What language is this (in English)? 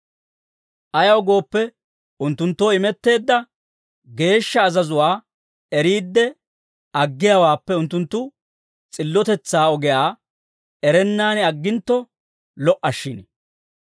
Dawro